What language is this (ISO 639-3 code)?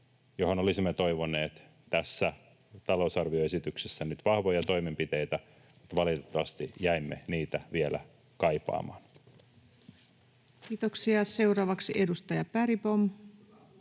fin